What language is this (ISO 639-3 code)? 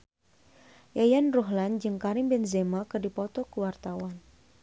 sun